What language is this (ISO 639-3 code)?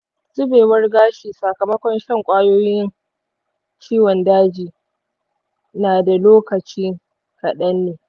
hau